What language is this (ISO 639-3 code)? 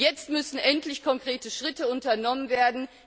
deu